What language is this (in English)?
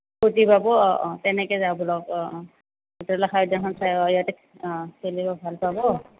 Assamese